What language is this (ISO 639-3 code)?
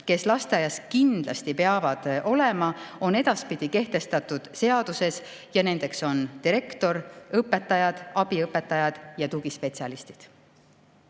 est